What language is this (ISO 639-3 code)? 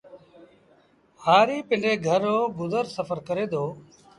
sbn